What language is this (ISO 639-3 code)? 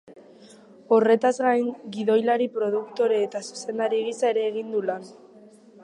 eus